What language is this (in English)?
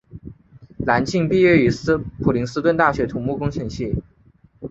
Chinese